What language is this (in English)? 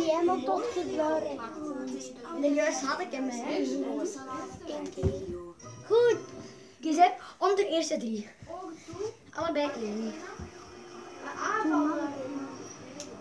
Dutch